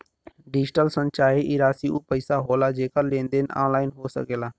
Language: Bhojpuri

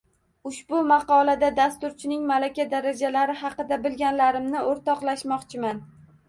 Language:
Uzbek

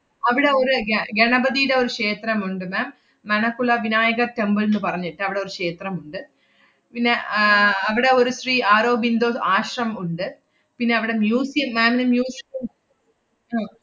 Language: Malayalam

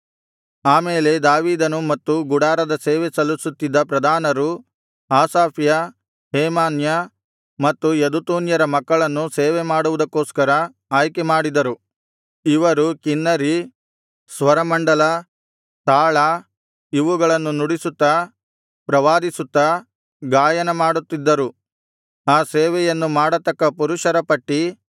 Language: Kannada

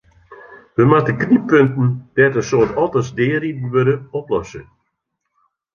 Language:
Western Frisian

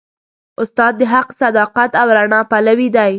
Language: Pashto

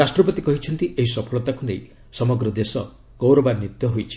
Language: Odia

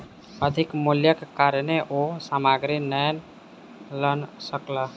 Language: Maithili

